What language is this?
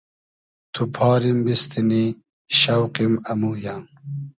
Hazaragi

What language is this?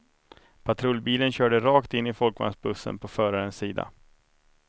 Swedish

